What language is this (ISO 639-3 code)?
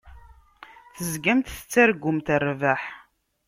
kab